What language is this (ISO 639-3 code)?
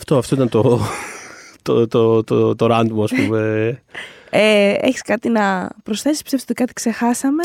ell